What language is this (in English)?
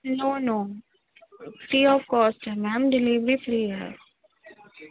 Urdu